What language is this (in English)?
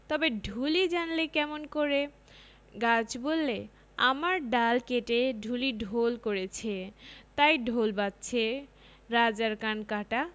Bangla